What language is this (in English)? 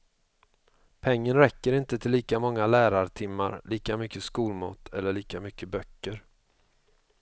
Swedish